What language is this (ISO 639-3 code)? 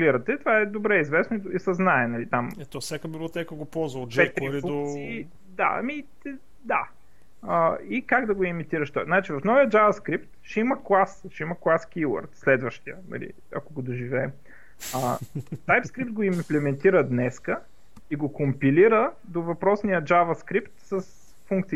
bul